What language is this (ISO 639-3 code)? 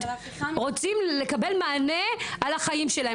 heb